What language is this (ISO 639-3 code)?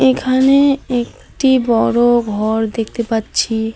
ben